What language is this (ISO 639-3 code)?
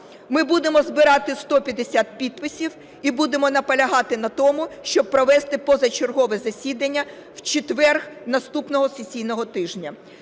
ukr